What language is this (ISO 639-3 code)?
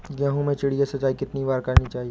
hin